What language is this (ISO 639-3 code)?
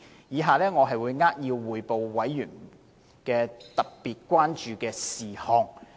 yue